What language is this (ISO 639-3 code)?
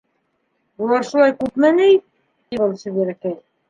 bak